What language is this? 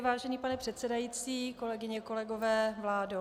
Czech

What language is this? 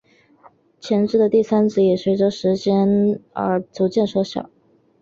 Chinese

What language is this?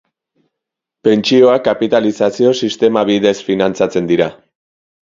Basque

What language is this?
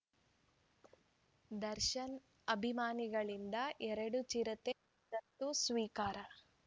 Kannada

